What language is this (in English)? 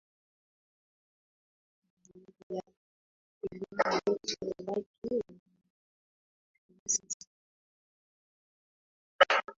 Swahili